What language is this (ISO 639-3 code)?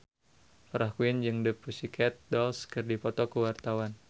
sun